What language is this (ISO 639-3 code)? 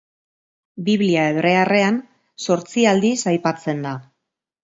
eus